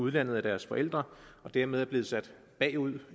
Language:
Danish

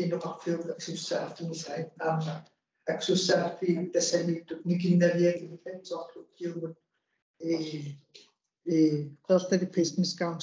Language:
Arabic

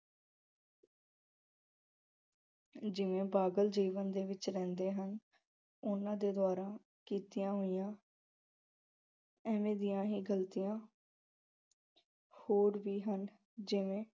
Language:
Punjabi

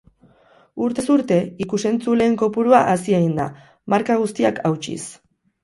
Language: Basque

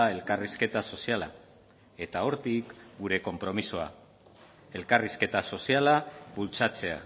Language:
Basque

